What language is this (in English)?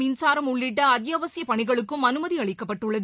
Tamil